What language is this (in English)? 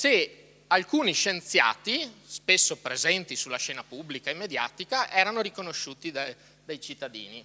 Italian